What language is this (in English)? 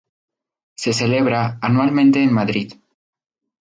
Spanish